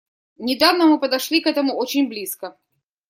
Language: Russian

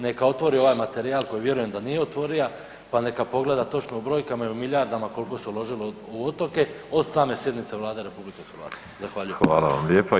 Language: Croatian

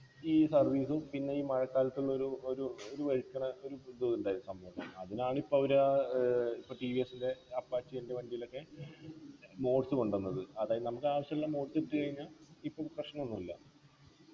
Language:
Malayalam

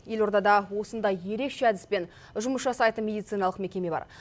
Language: Kazakh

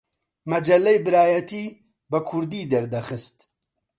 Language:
Central Kurdish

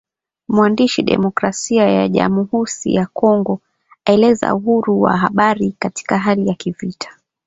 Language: Swahili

